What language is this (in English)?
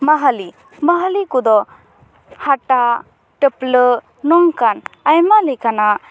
Santali